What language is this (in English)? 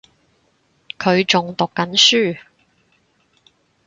Cantonese